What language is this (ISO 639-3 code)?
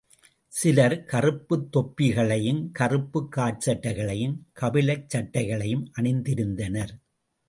tam